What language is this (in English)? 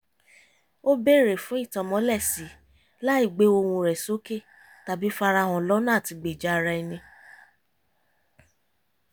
Yoruba